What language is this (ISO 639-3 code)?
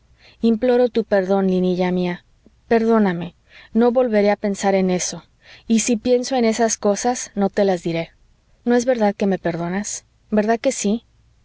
spa